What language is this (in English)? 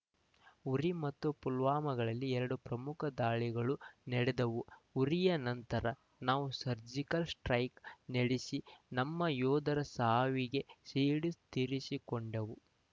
Kannada